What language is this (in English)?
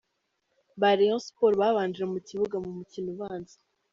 Kinyarwanda